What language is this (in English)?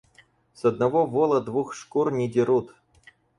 Russian